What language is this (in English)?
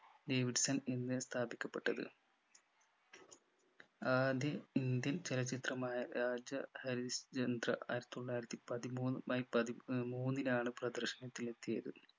Malayalam